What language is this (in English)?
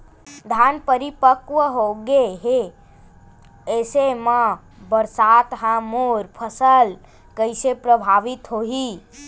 Chhattisgarhi